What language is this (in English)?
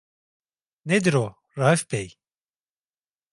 Turkish